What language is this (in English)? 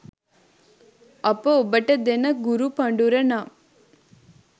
Sinhala